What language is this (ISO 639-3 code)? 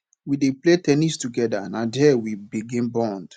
pcm